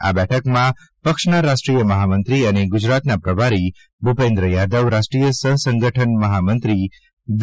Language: Gujarati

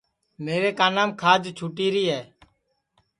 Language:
Sansi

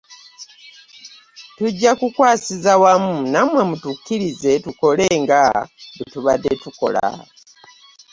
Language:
Ganda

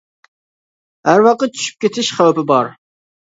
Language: Uyghur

